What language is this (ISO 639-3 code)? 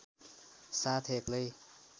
nep